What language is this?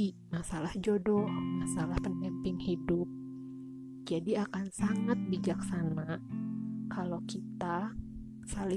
Indonesian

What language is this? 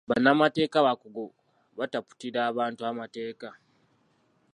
Ganda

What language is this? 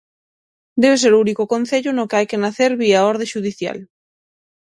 Galician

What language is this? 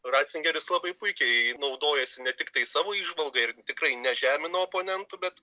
Lithuanian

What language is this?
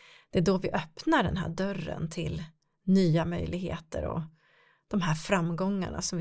Swedish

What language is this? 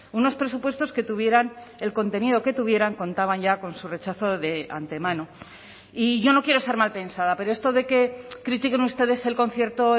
Spanish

